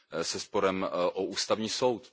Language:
Czech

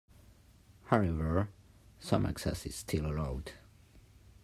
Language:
English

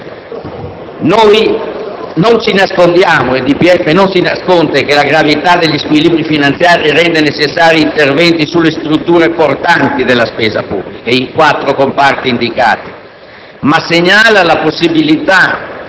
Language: Italian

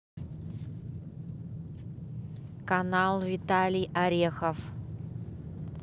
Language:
Russian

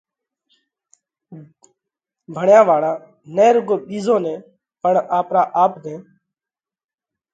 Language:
Parkari Koli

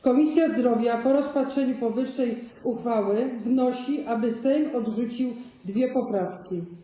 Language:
Polish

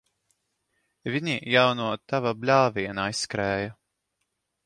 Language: Latvian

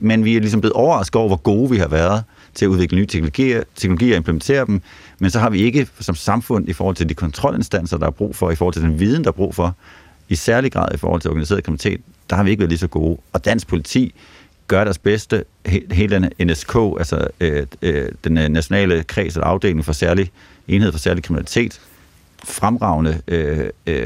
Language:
Danish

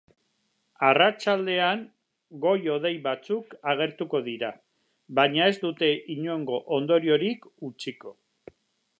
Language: Basque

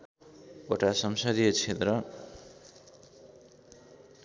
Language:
Nepali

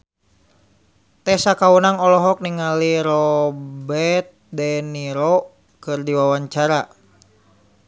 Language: Sundanese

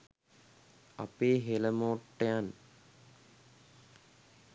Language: Sinhala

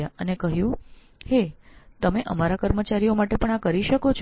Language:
Gujarati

